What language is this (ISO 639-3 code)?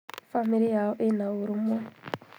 kik